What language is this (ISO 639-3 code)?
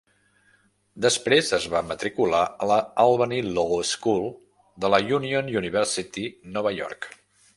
cat